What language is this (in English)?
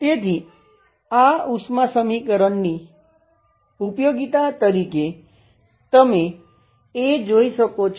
Gujarati